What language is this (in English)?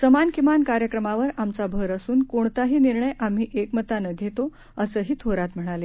Marathi